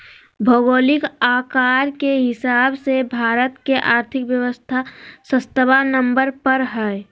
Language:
Magahi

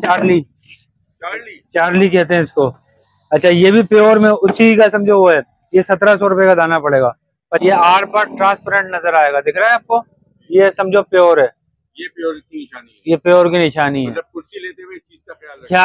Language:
Hindi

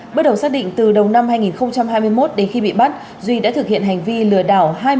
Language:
Vietnamese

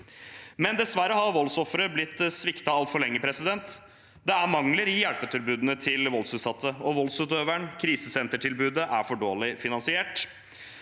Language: Norwegian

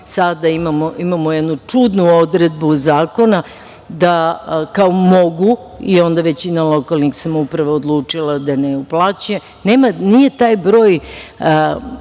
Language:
Serbian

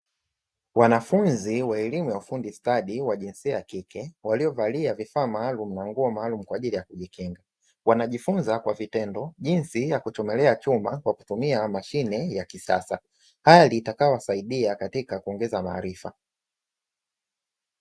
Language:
Swahili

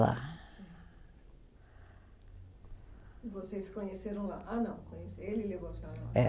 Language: Portuguese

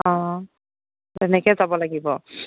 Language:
Assamese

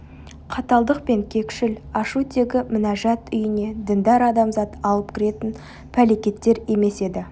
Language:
Kazakh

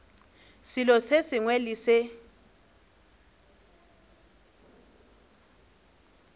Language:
Northern Sotho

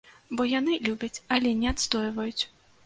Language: Belarusian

